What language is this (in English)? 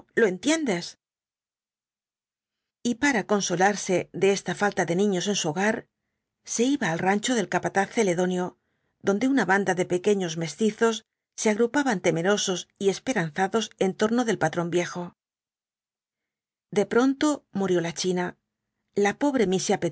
Spanish